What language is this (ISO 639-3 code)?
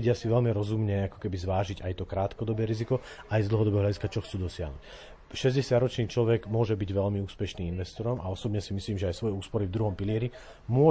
slk